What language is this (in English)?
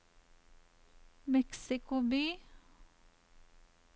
Norwegian